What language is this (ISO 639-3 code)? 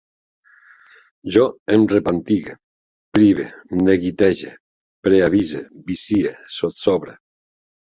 cat